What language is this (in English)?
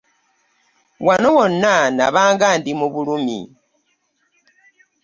Ganda